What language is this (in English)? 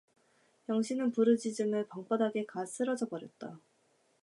Korean